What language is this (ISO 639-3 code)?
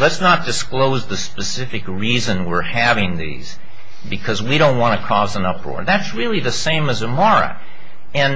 eng